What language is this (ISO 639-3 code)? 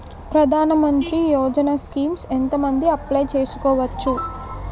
tel